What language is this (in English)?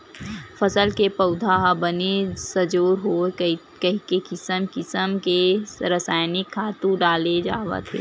Chhattisgarhi